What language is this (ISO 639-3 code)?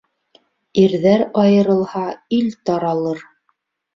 bak